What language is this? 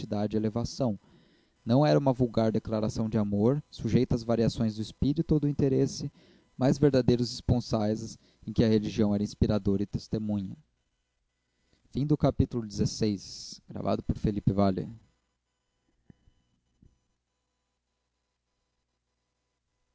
Portuguese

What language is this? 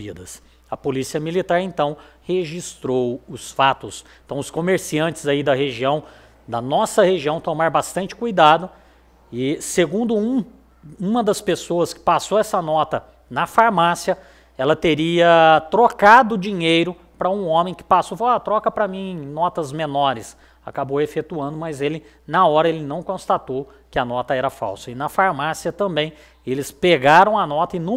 Portuguese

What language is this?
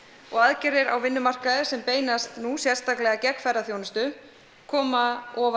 Icelandic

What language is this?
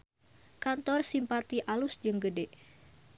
Sundanese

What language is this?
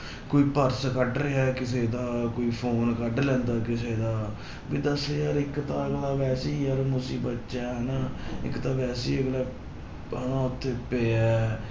Punjabi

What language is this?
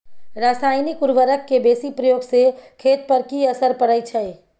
Maithili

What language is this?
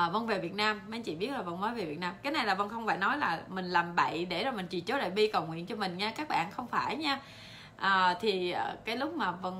Vietnamese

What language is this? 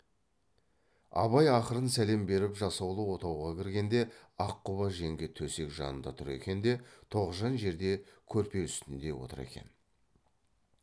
Kazakh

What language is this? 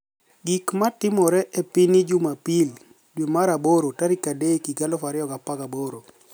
Luo (Kenya and Tanzania)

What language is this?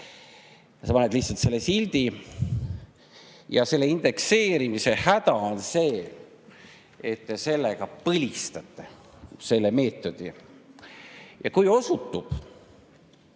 Estonian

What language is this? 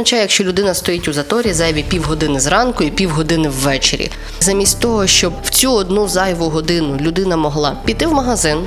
Ukrainian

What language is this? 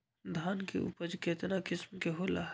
Magahi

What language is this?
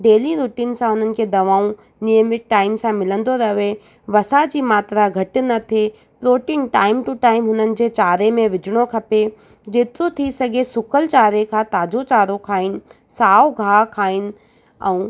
Sindhi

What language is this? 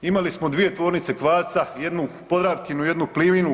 Croatian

